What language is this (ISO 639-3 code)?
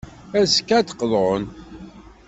kab